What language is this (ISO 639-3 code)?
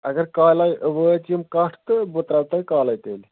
kas